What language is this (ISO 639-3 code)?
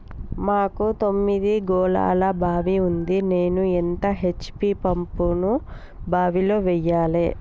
tel